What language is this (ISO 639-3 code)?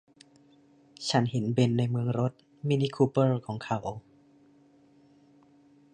tha